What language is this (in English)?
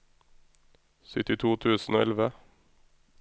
Norwegian